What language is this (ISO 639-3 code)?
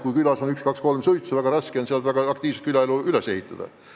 est